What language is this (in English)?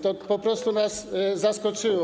Polish